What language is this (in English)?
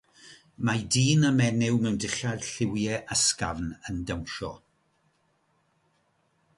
Welsh